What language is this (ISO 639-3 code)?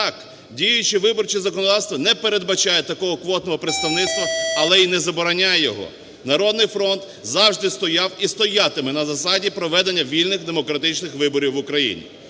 ukr